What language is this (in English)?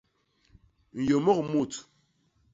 Basaa